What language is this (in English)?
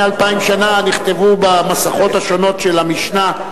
Hebrew